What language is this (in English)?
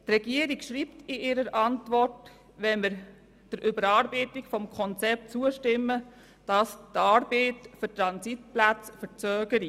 Swiss German